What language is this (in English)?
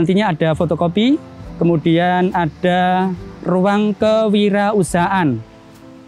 Indonesian